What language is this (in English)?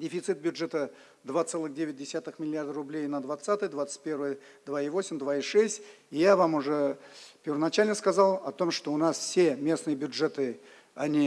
Russian